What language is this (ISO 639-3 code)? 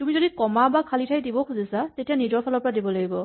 asm